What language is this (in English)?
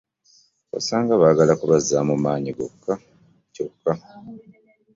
Ganda